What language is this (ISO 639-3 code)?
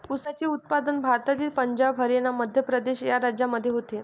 mar